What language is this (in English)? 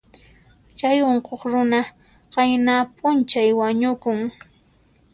Puno Quechua